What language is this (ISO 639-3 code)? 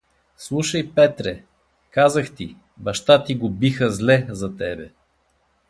bul